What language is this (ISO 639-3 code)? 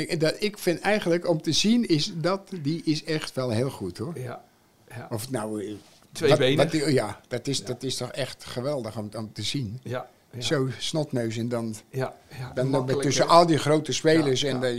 nld